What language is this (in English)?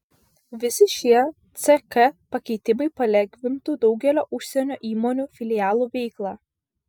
Lithuanian